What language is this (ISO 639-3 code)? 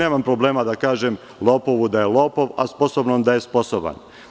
srp